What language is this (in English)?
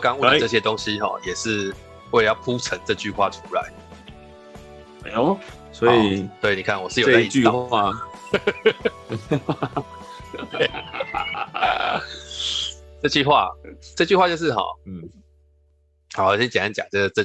Chinese